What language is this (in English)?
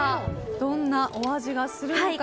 Japanese